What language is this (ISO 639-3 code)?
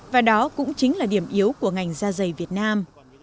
vie